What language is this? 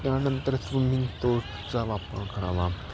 Marathi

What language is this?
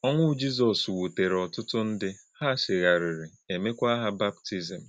Igbo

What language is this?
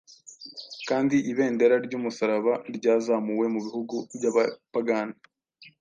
Kinyarwanda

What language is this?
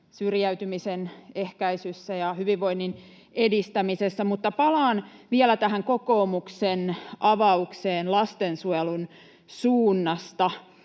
Finnish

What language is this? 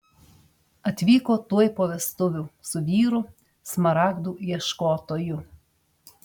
Lithuanian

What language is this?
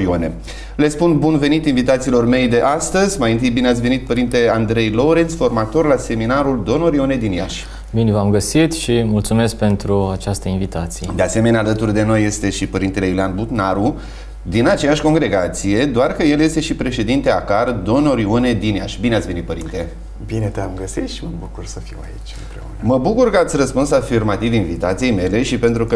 Romanian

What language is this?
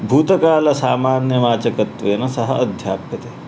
Sanskrit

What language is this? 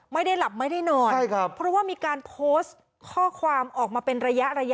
Thai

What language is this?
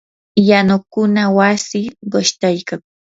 Yanahuanca Pasco Quechua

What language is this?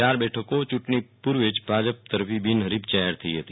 Gujarati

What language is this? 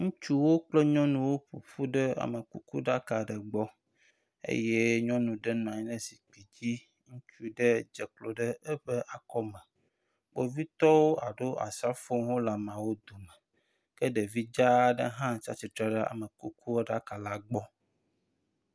Ewe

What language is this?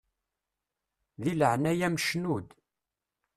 Kabyle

